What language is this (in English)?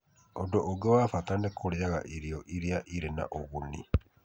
Kikuyu